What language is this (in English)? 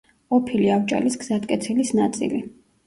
Georgian